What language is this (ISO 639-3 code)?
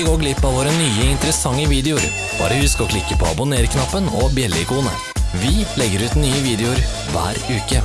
nor